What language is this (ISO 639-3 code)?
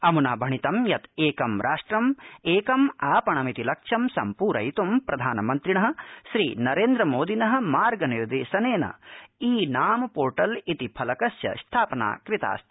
san